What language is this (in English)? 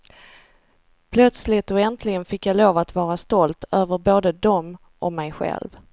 Swedish